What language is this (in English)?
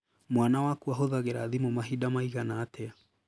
Kikuyu